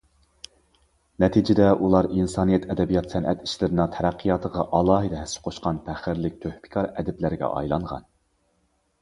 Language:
Uyghur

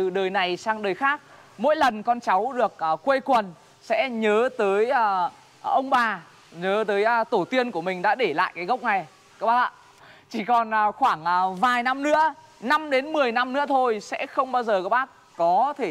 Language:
Vietnamese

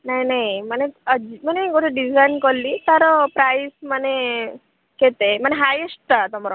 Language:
Odia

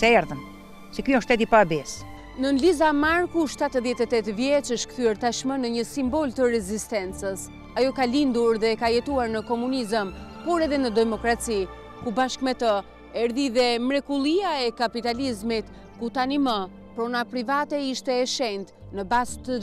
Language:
Romanian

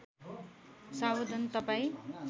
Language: Nepali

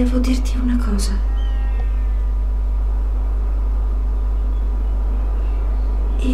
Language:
Italian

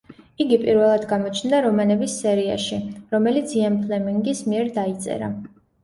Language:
Georgian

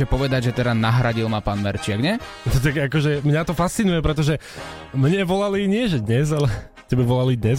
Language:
Slovak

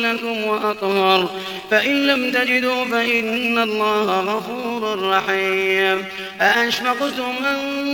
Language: Arabic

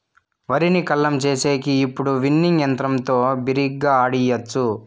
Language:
Telugu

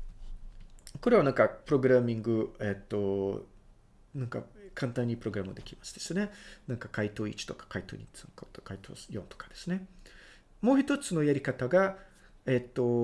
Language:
Japanese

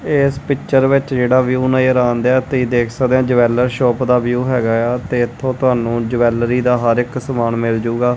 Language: Punjabi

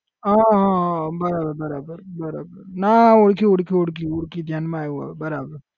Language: Gujarati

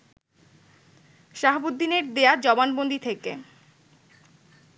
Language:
Bangla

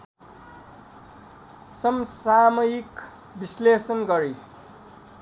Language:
Nepali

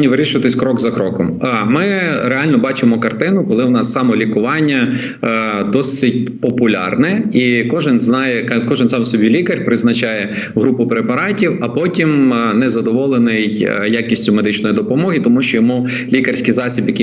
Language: Ukrainian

